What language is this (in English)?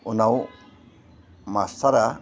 Bodo